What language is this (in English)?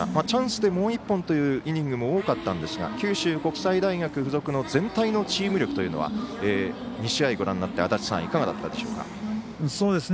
Japanese